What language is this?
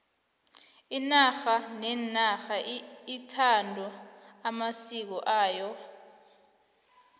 South Ndebele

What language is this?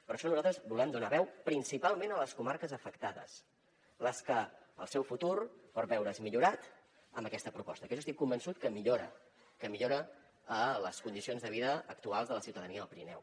Catalan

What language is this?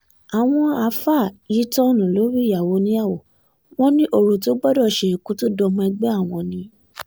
Yoruba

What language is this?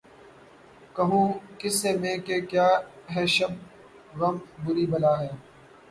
Urdu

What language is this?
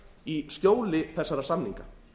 Icelandic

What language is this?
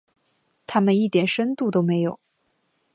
Chinese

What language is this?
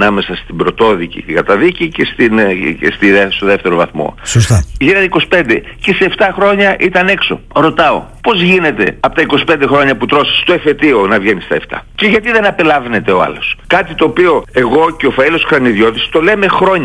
Greek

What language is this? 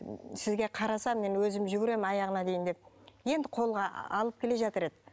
Kazakh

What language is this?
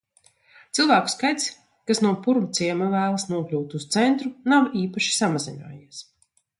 Latvian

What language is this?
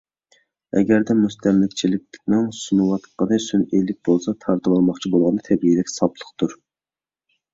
Uyghur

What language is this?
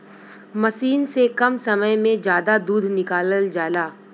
Bhojpuri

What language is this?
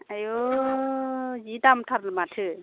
Bodo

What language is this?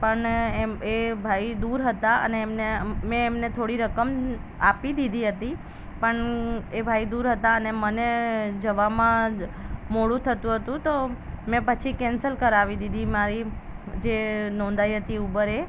Gujarati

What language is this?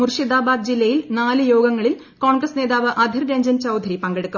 Malayalam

